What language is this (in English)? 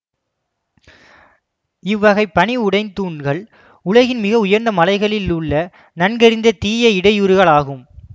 Tamil